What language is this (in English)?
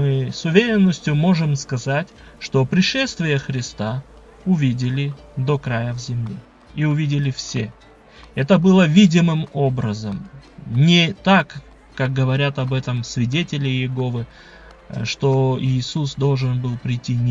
Russian